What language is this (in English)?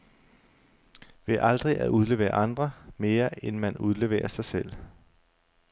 Danish